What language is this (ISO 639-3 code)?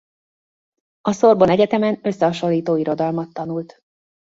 hun